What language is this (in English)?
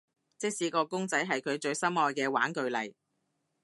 Cantonese